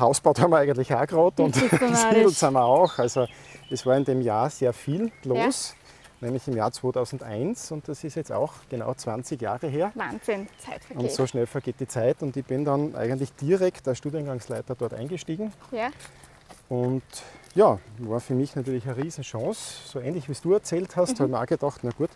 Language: German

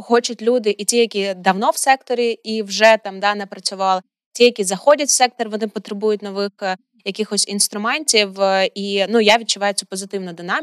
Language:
Ukrainian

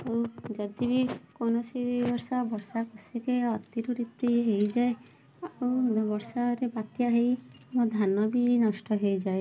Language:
Odia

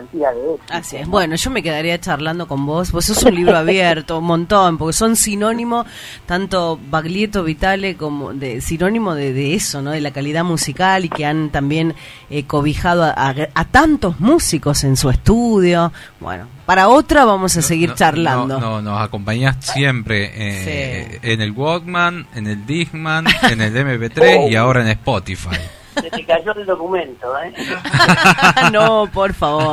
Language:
Spanish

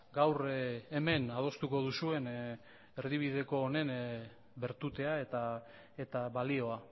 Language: Basque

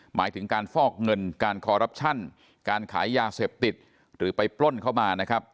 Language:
Thai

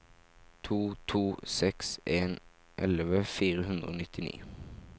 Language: Norwegian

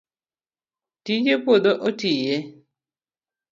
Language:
Luo (Kenya and Tanzania)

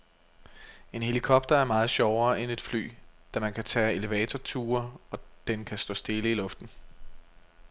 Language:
Danish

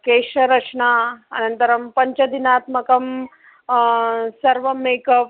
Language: Sanskrit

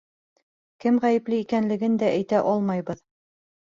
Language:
Bashkir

